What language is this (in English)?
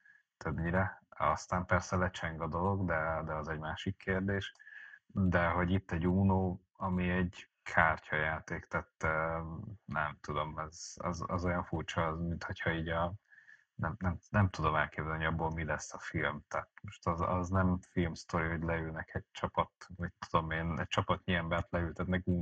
Hungarian